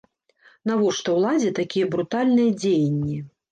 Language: Belarusian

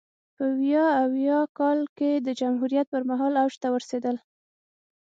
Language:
Pashto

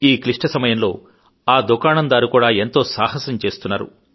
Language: Telugu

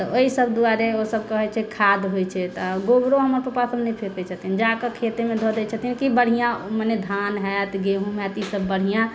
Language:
Maithili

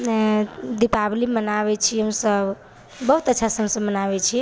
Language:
Maithili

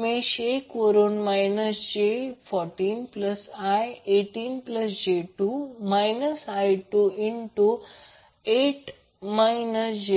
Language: Marathi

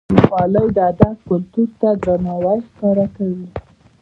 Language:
Pashto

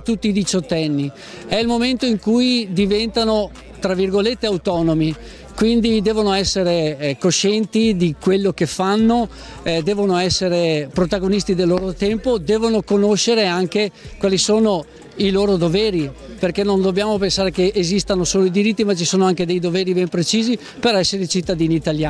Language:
Italian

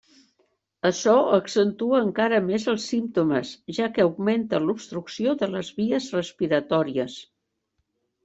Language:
Catalan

